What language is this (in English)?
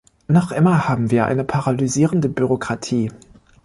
German